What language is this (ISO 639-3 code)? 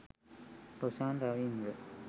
sin